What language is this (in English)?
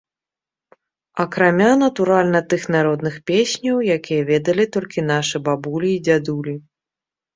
Belarusian